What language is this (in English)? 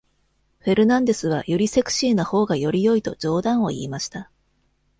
Japanese